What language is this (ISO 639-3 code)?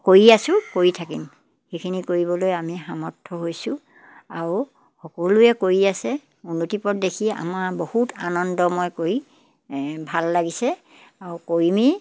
asm